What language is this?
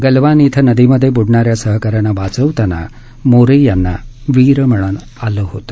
Marathi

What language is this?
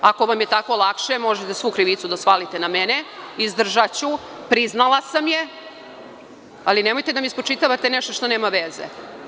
Serbian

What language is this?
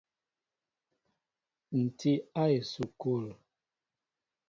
Mbo (Cameroon)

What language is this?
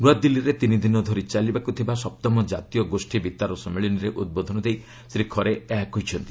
Odia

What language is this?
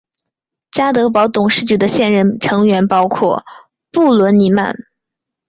Chinese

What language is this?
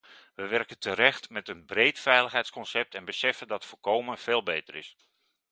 Dutch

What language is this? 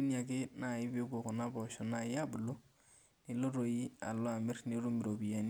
Masai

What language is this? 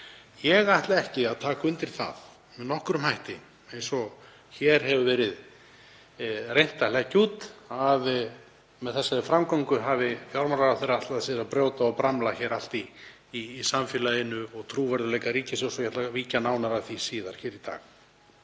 Icelandic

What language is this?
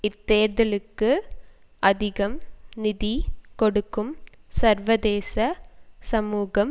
Tamil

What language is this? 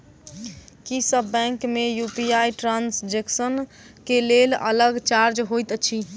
Maithili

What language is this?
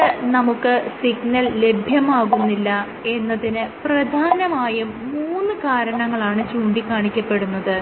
Malayalam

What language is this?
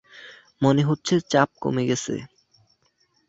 Bangla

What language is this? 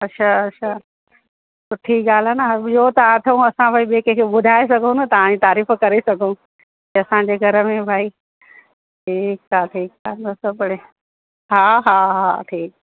Sindhi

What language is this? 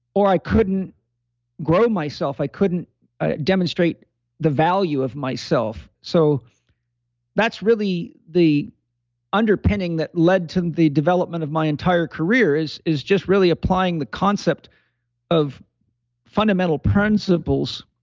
English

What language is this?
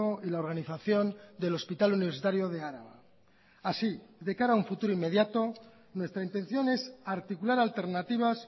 Spanish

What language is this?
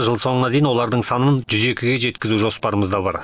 Kazakh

